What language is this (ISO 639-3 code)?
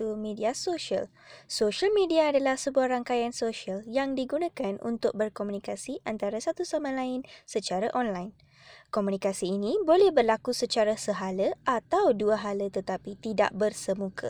msa